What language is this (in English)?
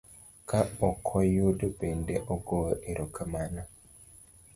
Luo (Kenya and Tanzania)